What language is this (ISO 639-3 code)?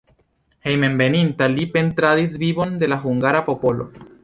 epo